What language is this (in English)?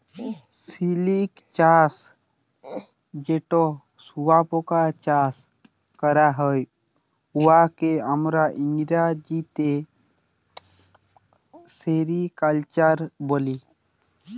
Bangla